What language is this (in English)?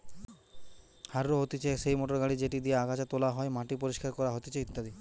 Bangla